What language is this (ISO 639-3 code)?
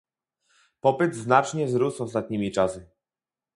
pol